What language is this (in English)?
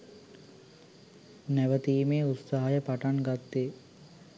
Sinhala